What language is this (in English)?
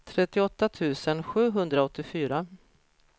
Swedish